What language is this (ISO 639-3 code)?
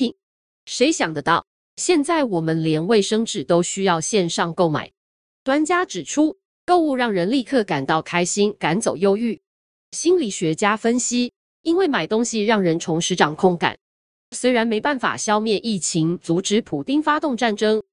zho